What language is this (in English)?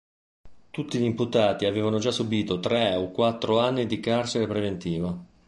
Italian